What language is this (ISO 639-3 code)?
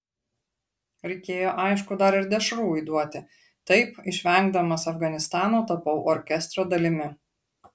lit